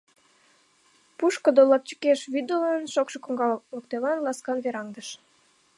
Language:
Mari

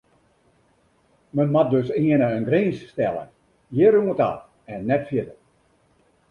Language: Western Frisian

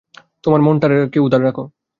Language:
Bangla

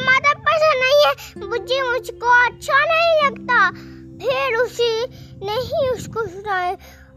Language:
Hindi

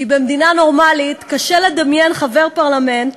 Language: Hebrew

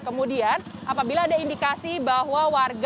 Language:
Indonesian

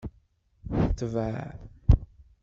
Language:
Kabyle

